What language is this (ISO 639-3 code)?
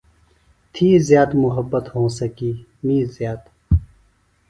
phl